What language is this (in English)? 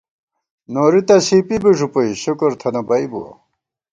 Gawar-Bati